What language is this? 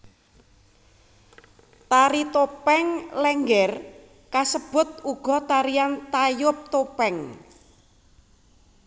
Javanese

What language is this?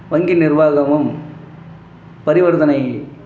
Tamil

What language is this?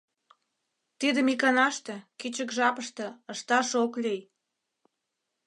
Mari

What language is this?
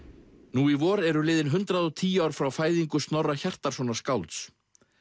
Icelandic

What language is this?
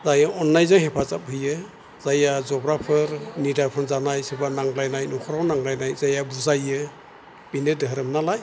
Bodo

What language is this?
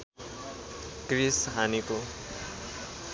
Nepali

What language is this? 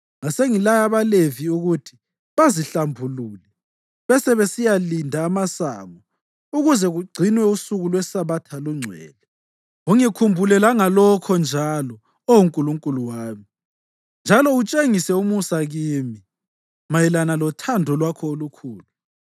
North Ndebele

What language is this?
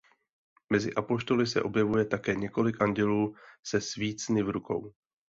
Czech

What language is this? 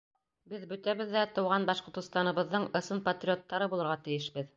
Bashkir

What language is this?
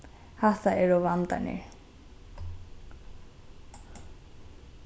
Faroese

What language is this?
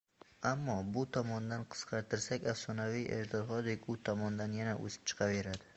Uzbek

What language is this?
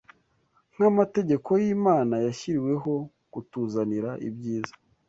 Kinyarwanda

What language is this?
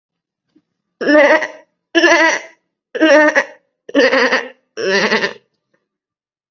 Malayalam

